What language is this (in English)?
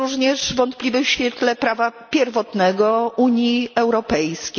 Polish